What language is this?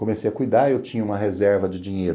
Portuguese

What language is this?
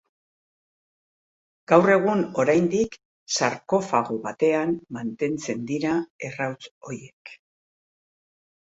Basque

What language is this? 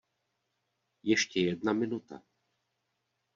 Czech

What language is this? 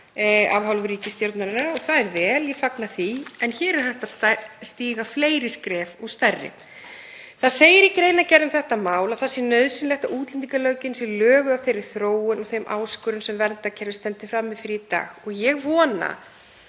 Icelandic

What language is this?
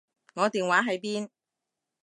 Cantonese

